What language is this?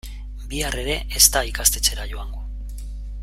Basque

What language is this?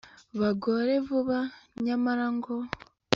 Kinyarwanda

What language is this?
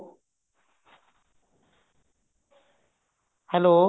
Punjabi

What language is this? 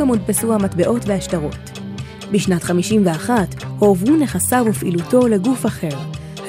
Hebrew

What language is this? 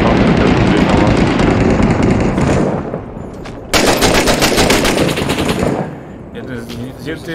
Polish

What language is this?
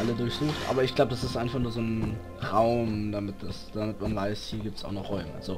German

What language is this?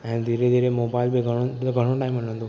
Sindhi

